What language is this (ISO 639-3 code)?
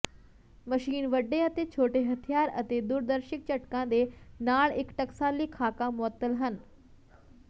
pan